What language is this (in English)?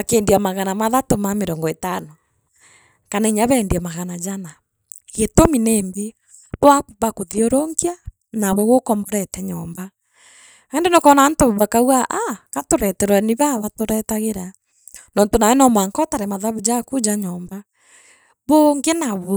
Meru